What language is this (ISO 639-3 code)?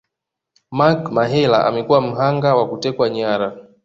swa